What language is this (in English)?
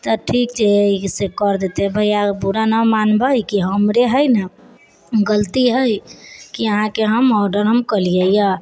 Maithili